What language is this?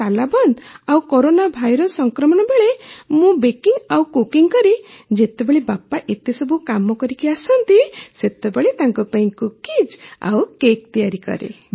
Odia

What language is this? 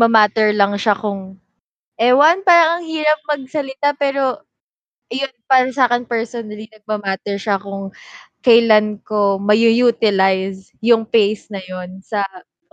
Filipino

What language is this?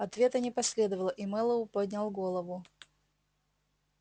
Russian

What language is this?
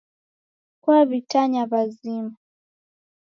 Taita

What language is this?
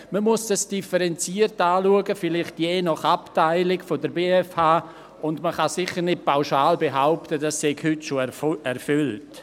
Swiss German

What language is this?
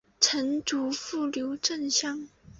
Chinese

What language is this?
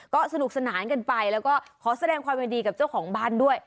Thai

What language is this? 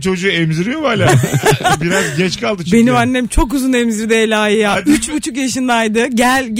Turkish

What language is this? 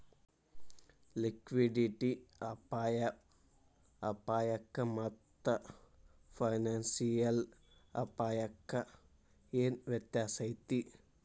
Kannada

